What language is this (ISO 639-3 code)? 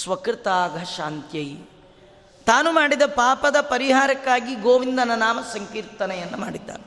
kan